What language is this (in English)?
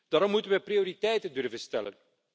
Dutch